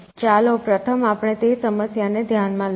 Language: Gujarati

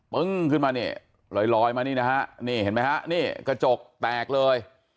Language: Thai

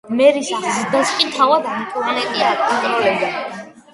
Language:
Georgian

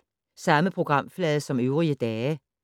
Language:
Danish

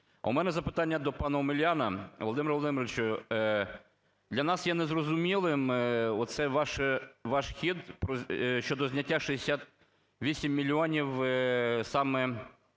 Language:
Ukrainian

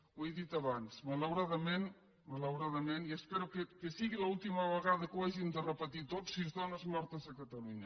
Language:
Catalan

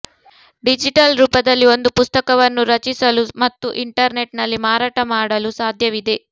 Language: Kannada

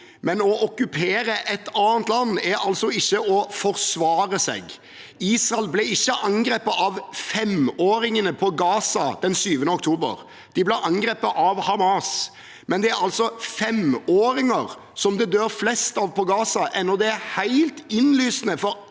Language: Norwegian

